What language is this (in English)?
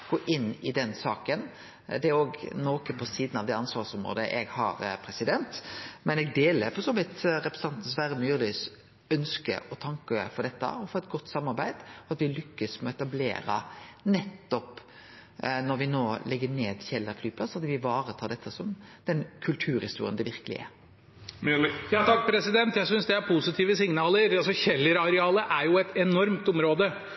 Norwegian